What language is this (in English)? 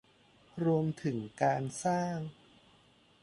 Thai